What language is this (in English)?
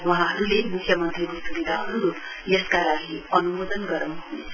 Nepali